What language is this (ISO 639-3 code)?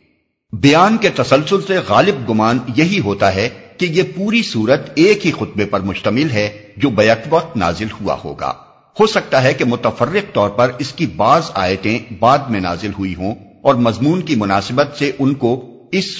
urd